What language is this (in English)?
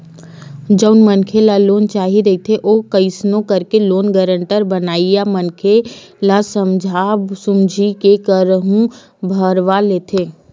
Chhattisgarhi